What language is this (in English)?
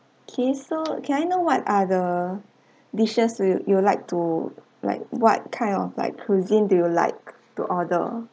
English